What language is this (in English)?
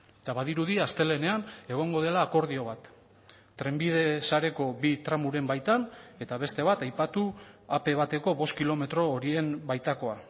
Basque